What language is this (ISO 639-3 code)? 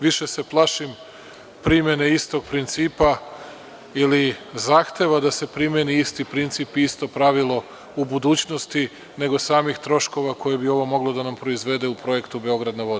srp